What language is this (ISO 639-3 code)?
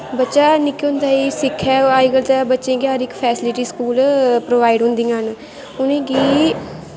doi